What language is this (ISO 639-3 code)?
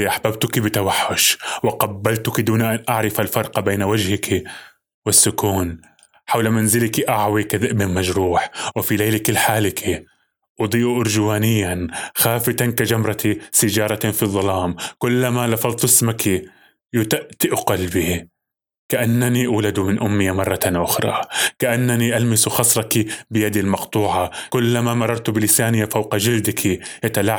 ara